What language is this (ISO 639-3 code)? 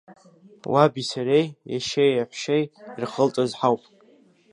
abk